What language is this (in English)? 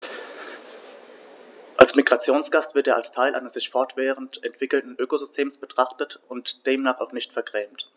German